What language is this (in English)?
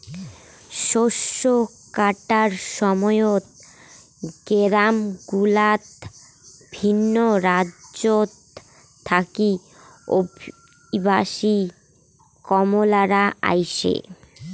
Bangla